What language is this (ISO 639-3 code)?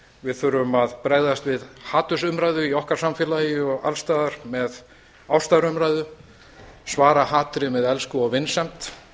isl